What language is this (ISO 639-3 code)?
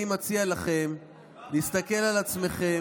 heb